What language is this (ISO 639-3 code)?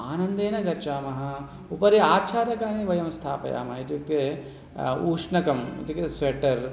san